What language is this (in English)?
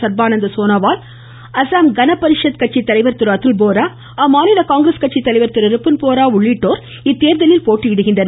Tamil